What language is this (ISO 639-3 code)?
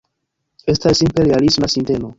epo